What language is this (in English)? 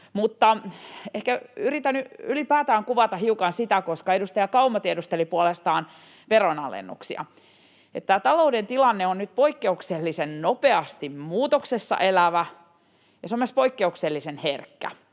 Finnish